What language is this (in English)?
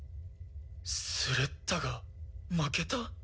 Japanese